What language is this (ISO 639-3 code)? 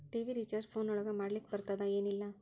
kan